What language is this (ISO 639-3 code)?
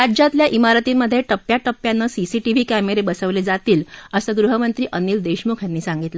mar